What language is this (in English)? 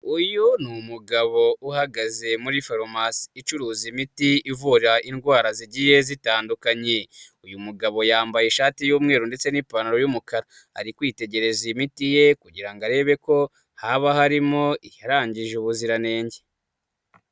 Kinyarwanda